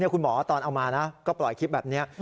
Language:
Thai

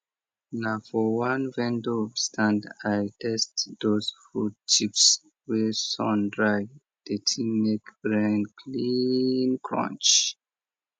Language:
Nigerian Pidgin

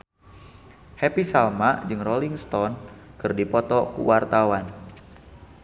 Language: Sundanese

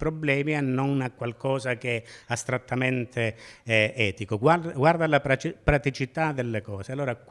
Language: Italian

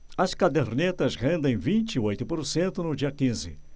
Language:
Portuguese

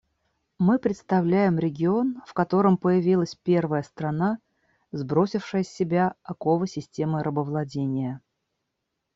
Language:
Russian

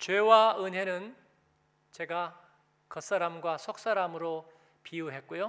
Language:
Korean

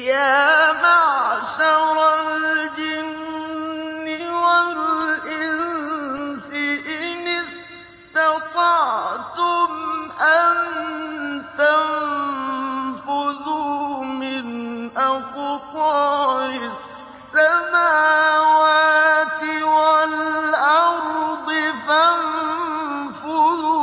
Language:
Arabic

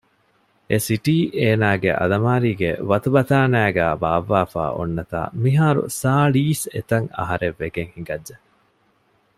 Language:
Divehi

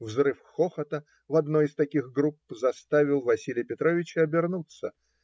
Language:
Russian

